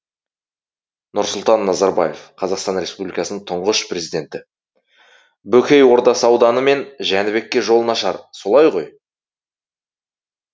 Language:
Kazakh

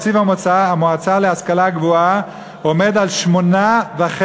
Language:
Hebrew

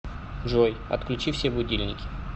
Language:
Russian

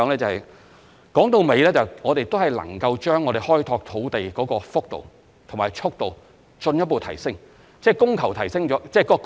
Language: Cantonese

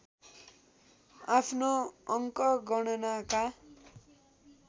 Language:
Nepali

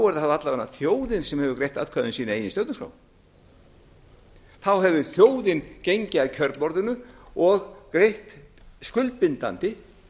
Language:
Icelandic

